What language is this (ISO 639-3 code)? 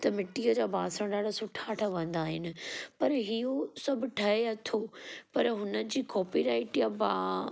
snd